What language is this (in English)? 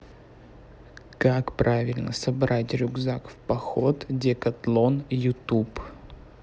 Russian